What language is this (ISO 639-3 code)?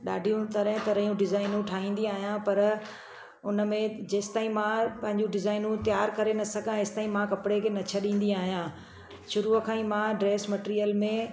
snd